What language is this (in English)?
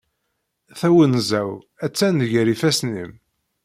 Kabyle